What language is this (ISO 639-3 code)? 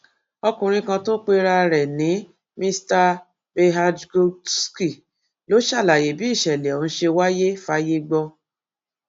yor